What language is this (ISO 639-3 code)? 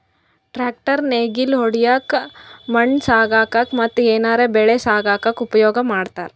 kan